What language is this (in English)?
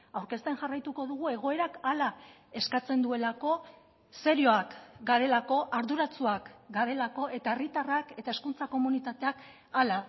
Basque